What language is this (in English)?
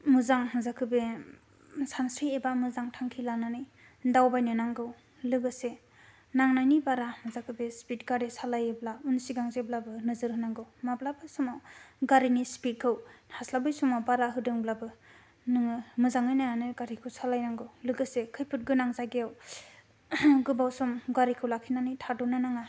Bodo